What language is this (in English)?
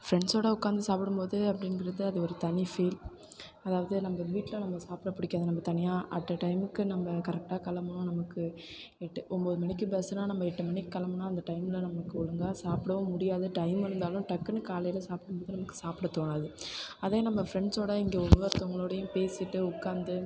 Tamil